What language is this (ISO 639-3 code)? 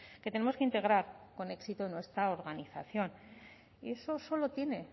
spa